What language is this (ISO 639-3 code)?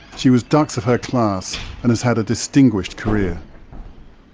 eng